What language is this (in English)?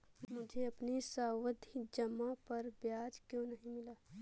Hindi